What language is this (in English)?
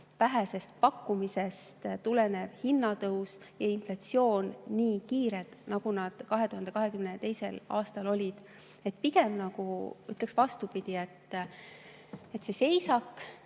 Estonian